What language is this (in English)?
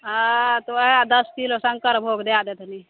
Maithili